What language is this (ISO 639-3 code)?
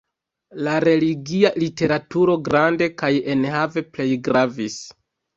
epo